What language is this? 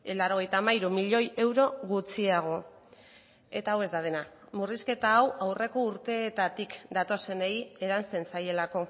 Basque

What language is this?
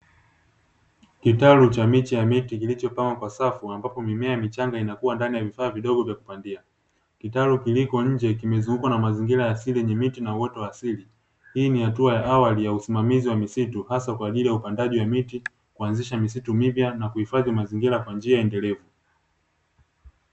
Swahili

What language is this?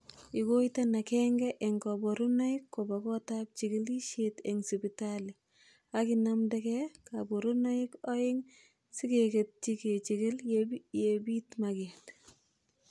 Kalenjin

